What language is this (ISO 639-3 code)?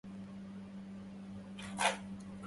ara